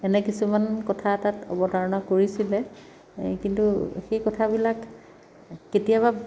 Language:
Assamese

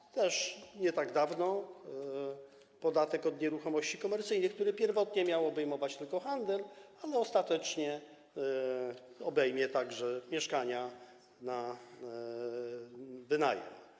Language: Polish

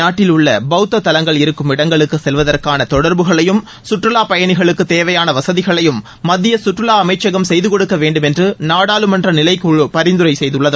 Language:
Tamil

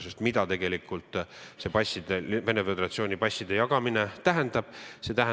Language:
Estonian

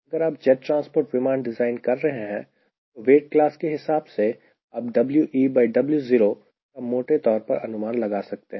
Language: Hindi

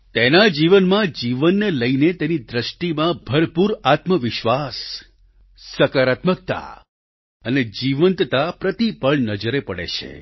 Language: Gujarati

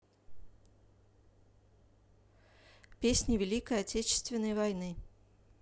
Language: Russian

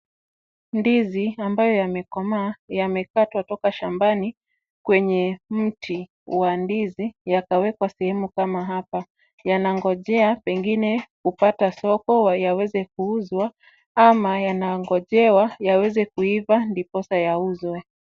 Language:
Swahili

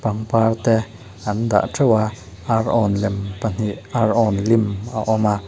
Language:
Mizo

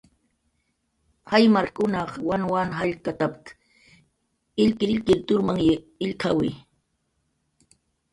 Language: Jaqaru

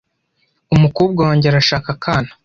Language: Kinyarwanda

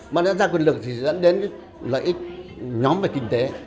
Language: Vietnamese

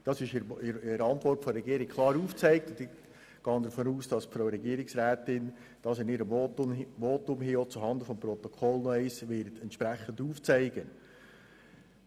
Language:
Swiss German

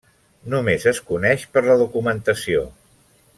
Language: Catalan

